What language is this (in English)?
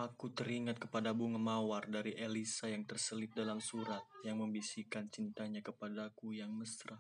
Indonesian